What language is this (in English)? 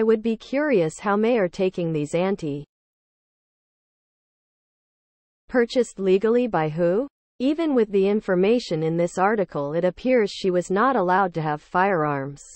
English